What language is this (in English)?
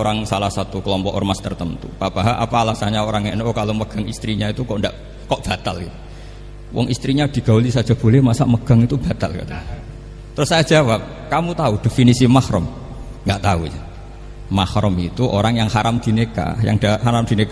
Indonesian